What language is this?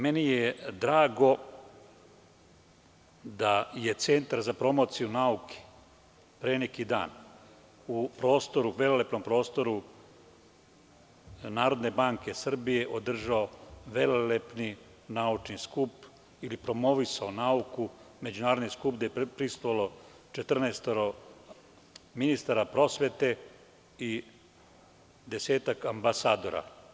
Serbian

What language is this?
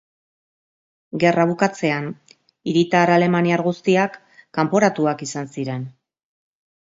Basque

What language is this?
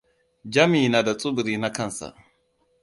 Hausa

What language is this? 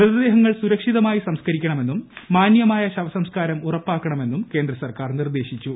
Malayalam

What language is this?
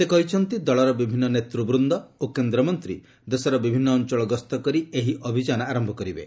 Odia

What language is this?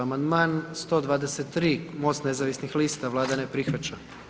Croatian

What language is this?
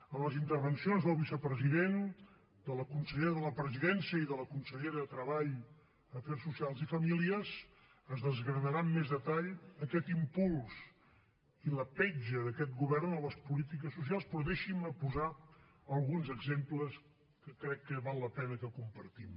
Catalan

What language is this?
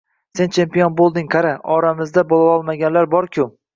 Uzbek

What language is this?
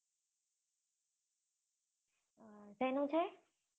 Gujarati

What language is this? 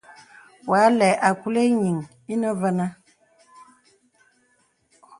Bebele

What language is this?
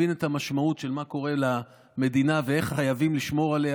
Hebrew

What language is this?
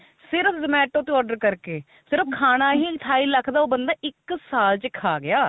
Punjabi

